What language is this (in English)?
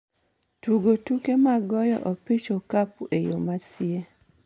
Luo (Kenya and Tanzania)